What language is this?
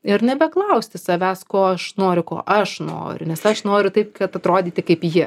Lithuanian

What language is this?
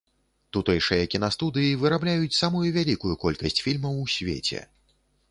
Belarusian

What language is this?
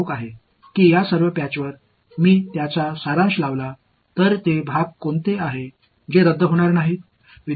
Tamil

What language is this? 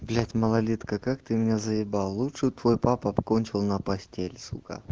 Russian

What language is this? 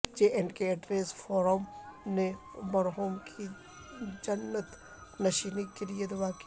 Urdu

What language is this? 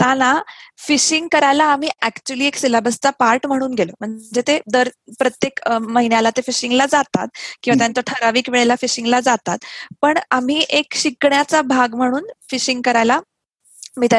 Marathi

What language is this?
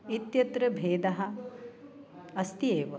Sanskrit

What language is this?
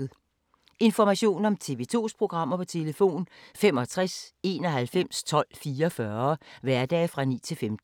Danish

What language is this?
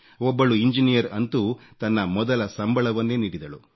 Kannada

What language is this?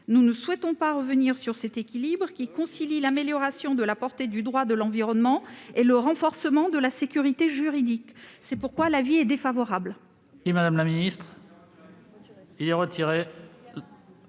French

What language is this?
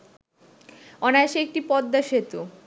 Bangla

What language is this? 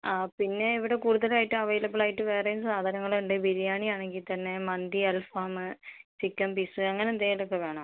Malayalam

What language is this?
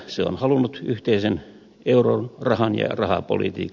Finnish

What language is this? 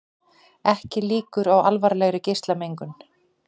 Icelandic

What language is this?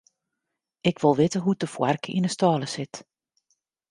Western Frisian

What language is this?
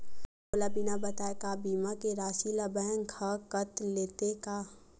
Chhattisgarhi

